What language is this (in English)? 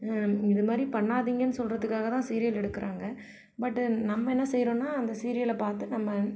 Tamil